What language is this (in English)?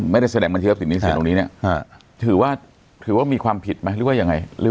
Thai